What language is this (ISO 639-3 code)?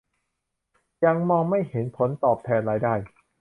tha